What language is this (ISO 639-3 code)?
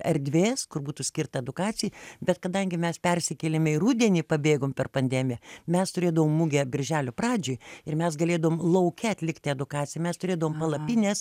lit